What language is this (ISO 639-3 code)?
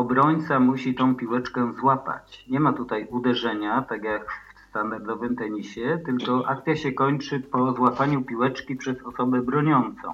pol